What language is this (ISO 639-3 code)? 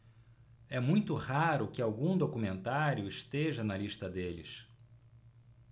por